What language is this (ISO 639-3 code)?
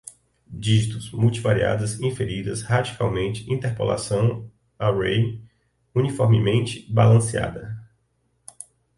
por